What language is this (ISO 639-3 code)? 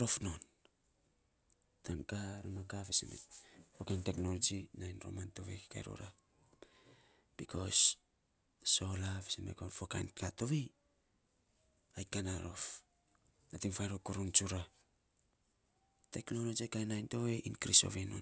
sps